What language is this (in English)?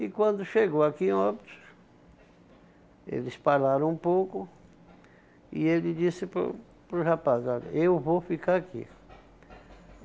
Portuguese